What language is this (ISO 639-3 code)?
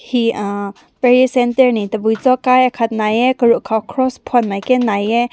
nbu